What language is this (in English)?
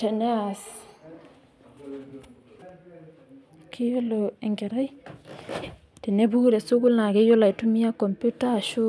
Masai